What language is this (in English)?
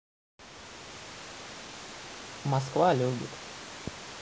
Russian